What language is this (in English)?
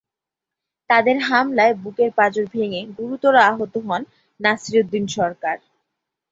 Bangla